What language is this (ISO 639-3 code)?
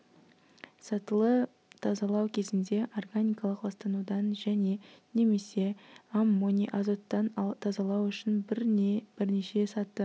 kaz